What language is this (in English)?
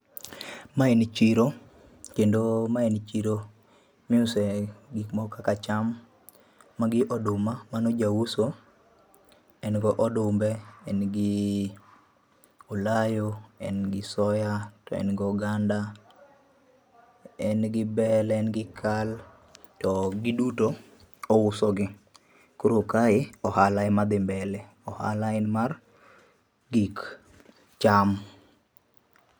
Luo (Kenya and Tanzania)